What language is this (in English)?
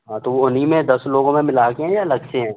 Hindi